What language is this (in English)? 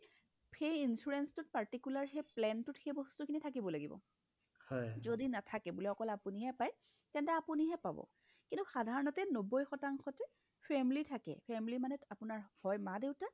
Assamese